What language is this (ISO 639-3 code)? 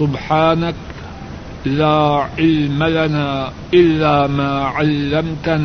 urd